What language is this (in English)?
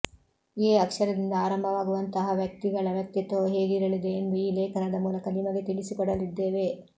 Kannada